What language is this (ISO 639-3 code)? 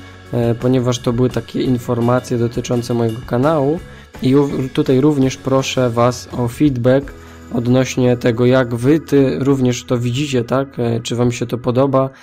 pol